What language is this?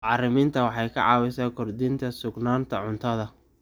Somali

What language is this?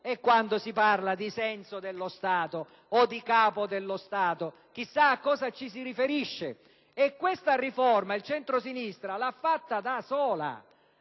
Italian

